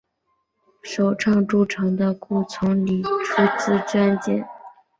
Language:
Chinese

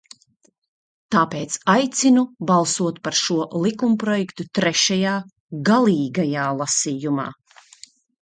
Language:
Latvian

